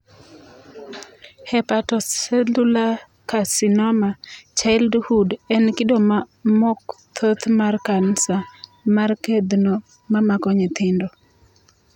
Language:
Luo (Kenya and Tanzania)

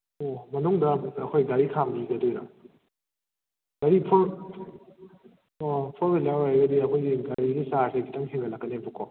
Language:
Manipuri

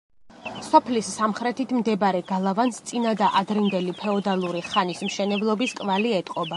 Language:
Georgian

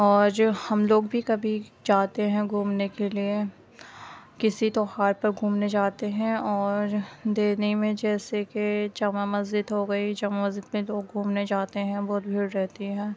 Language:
Urdu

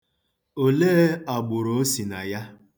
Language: Igbo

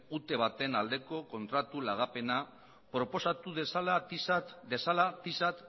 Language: Basque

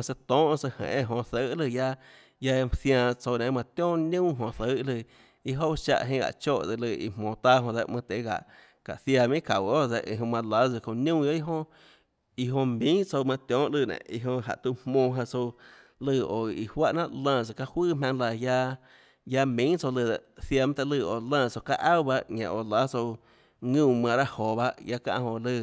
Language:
Tlacoatzintepec Chinantec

